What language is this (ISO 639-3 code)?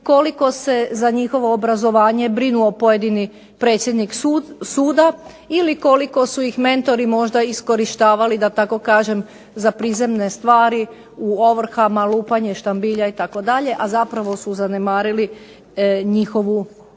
hrv